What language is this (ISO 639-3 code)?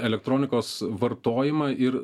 lit